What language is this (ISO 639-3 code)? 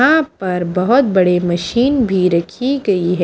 hin